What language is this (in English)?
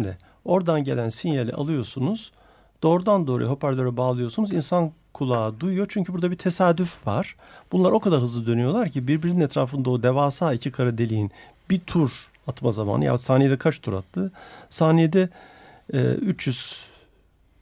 Turkish